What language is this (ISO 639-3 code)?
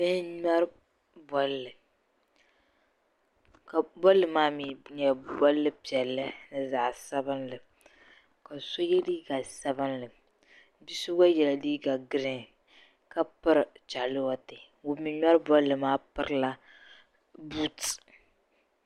dag